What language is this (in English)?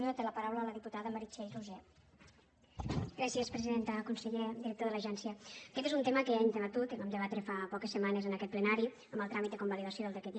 Catalan